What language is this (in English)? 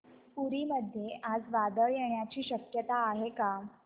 Marathi